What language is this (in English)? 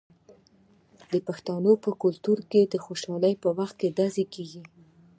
Pashto